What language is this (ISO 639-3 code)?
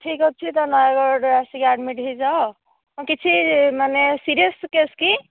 ori